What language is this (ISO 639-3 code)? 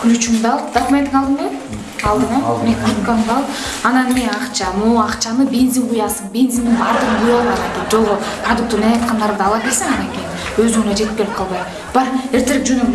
tur